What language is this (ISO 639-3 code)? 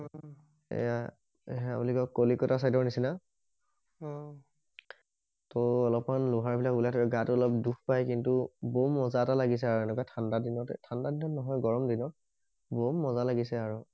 asm